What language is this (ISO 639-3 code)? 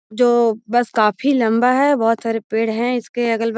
mag